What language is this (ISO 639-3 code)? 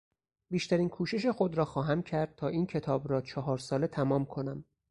fas